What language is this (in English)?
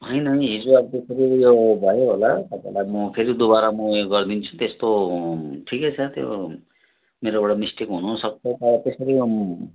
Nepali